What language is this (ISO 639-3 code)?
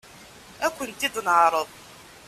kab